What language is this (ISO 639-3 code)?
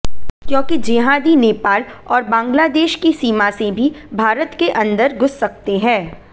hin